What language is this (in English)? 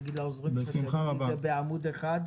Hebrew